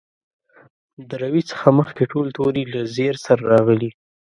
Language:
Pashto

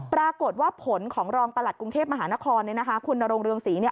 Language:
Thai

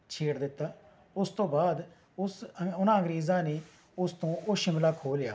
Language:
Punjabi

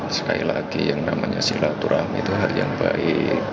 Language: Indonesian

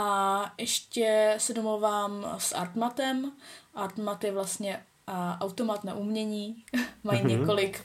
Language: Czech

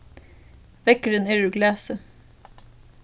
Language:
Faroese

